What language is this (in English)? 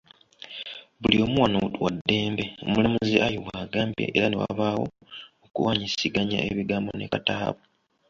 Ganda